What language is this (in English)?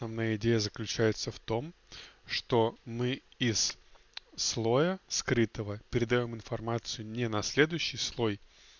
Russian